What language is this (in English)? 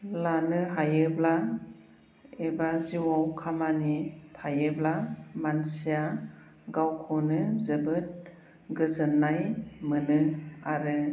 Bodo